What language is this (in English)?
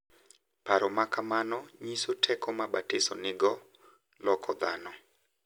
Luo (Kenya and Tanzania)